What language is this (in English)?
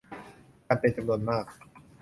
Thai